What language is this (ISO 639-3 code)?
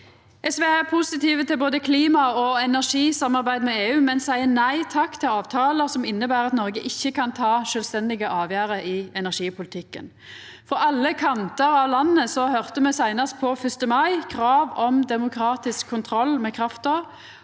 nor